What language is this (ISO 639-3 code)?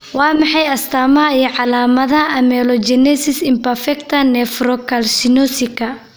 som